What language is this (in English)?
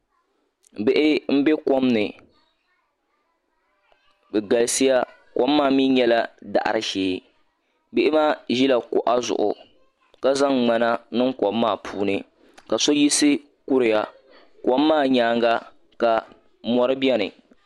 Dagbani